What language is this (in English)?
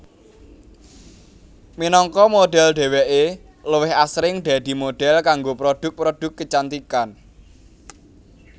Javanese